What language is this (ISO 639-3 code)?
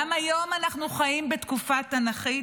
heb